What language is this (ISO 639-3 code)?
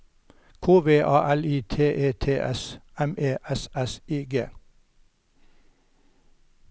nor